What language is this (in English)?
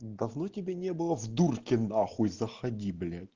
Russian